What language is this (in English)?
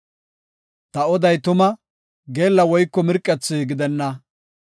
Gofa